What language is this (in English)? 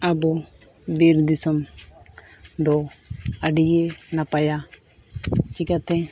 Santali